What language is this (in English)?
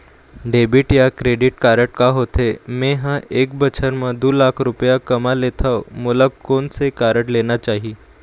Chhattisgarhi